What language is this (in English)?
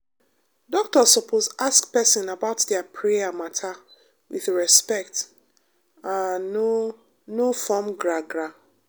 Nigerian Pidgin